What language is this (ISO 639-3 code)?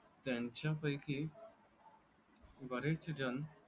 mar